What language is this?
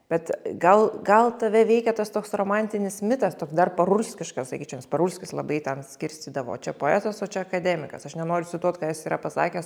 Lithuanian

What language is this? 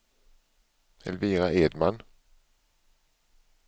Swedish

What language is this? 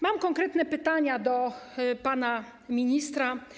Polish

